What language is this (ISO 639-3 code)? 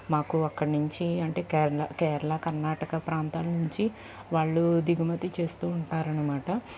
tel